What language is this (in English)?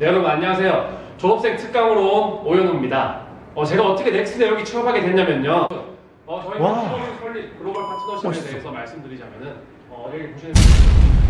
Korean